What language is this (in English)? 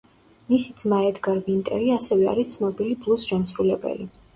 Georgian